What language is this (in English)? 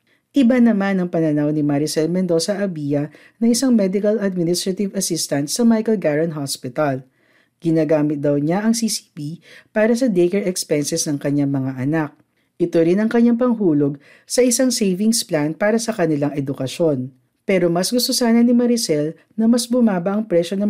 Filipino